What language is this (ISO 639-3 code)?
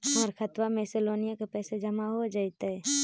mag